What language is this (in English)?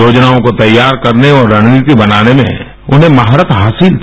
Hindi